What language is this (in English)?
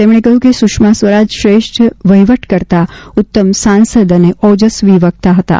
Gujarati